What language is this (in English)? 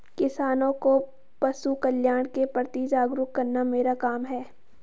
Hindi